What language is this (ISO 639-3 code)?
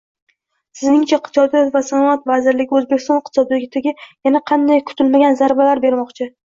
uzb